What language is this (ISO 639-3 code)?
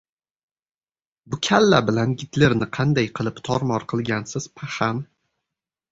uzb